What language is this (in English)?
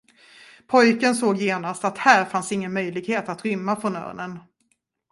Swedish